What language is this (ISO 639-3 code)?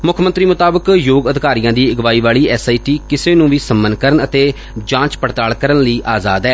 pan